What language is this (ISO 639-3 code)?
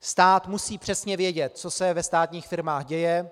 ces